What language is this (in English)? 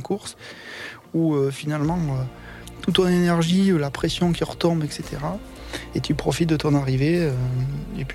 French